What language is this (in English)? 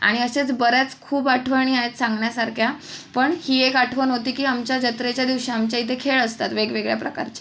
Marathi